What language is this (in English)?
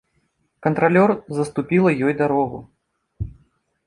Belarusian